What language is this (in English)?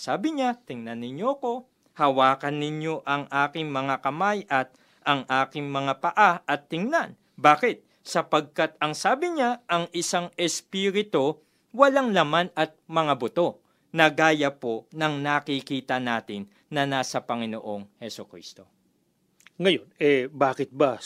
Filipino